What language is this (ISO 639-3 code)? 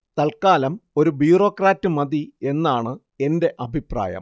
mal